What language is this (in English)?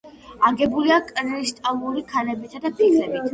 Georgian